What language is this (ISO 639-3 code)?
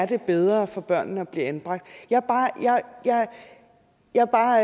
dan